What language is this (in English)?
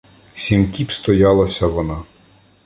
Ukrainian